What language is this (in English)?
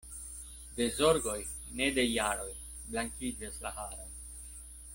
Esperanto